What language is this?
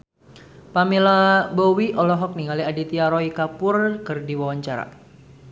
Sundanese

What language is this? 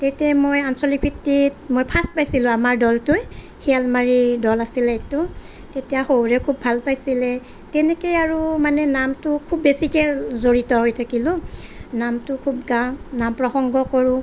Assamese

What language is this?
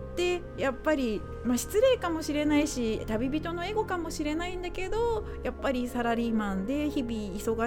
Japanese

